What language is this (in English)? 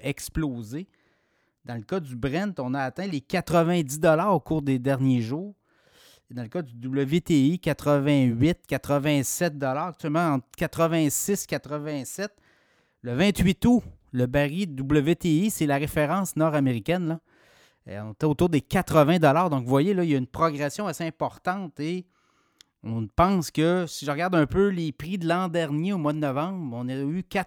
French